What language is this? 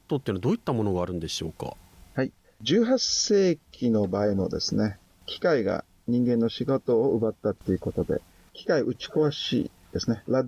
Japanese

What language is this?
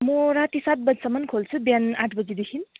Nepali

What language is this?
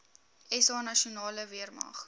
Afrikaans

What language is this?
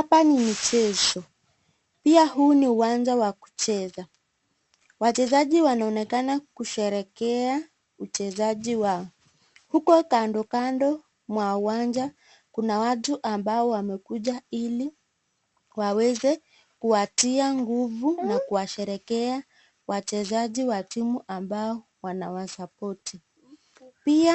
Swahili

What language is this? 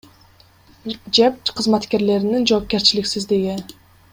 Kyrgyz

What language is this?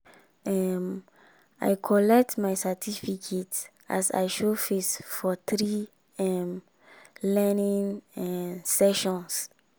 Nigerian Pidgin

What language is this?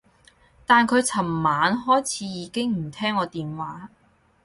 Cantonese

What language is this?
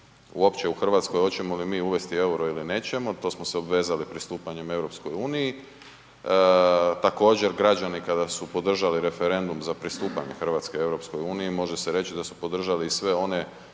Croatian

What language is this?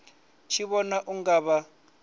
Venda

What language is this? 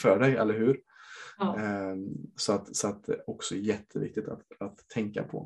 Swedish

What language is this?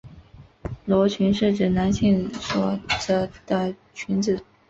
Chinese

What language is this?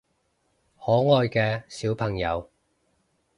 Cantonese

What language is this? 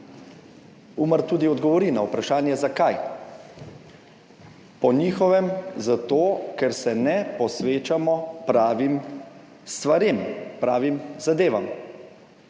Slovenian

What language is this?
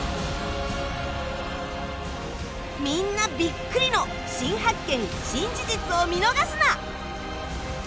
Japanese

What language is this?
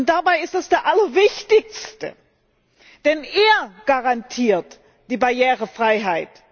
German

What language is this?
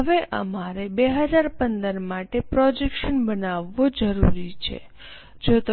Gujarati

